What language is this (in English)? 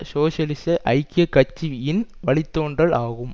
Tamil